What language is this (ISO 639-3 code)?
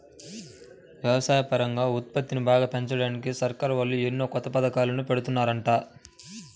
tel